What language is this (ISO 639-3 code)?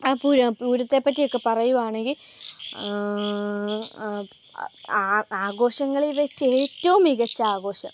mal